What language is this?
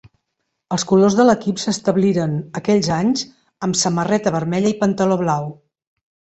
Catalan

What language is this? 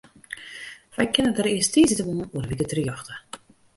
Western Frisian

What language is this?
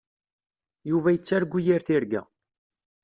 Kabyle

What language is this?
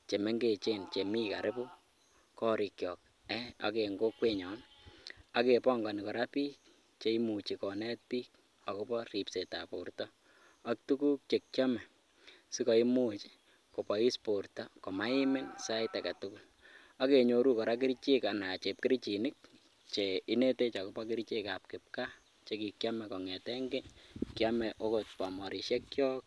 Kalenjin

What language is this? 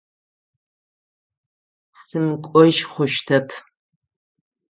Adyghe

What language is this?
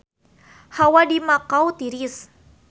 Sundanese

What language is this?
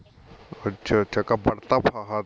Punjabi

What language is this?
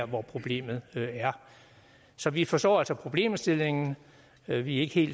Danish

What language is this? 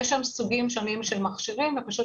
Hebrew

